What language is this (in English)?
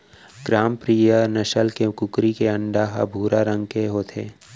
Chhattisgarhi